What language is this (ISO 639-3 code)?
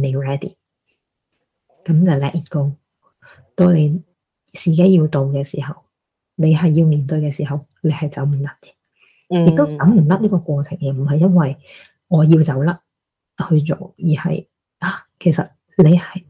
zho